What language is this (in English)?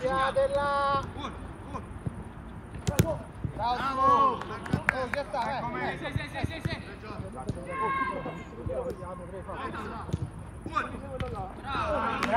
Italian